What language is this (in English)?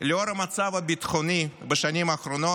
Hebrew